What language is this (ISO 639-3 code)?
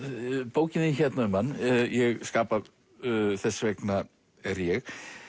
isl